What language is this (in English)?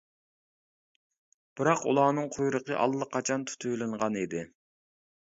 Uyghur